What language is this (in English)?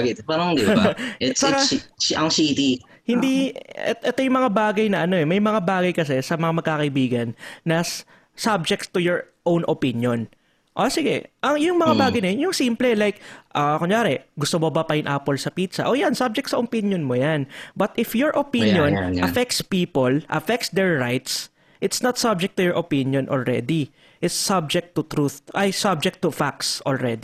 Filipino